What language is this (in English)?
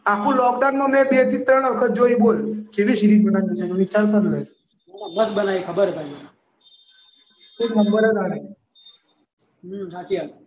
Gujarati